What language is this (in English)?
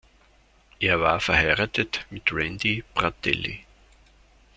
German